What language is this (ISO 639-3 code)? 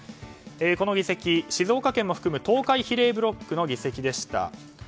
jpn